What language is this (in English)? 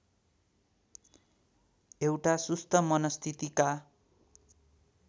Nepali